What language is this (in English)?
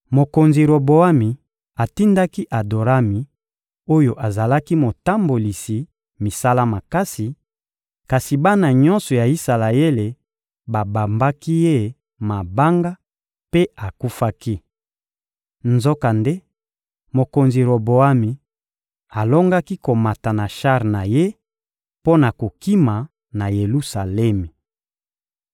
Lingala